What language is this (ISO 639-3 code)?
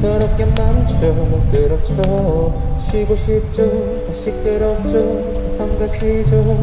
kor